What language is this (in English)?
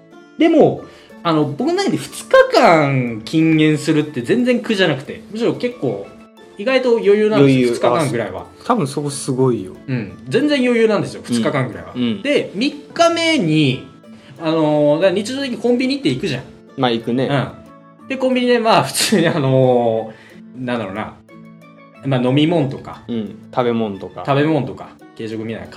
Japanese